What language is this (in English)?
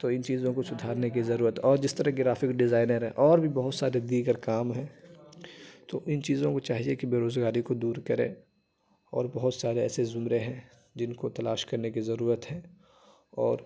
Urdu